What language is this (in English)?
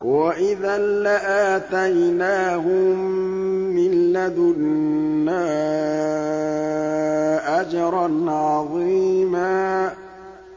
Arabic